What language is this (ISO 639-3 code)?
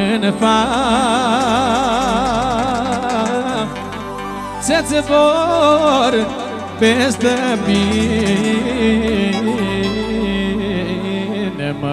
ron